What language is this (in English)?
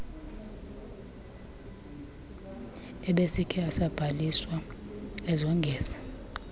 Xhosa